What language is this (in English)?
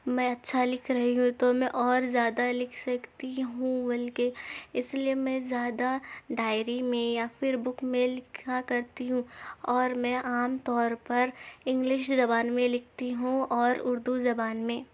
Urdu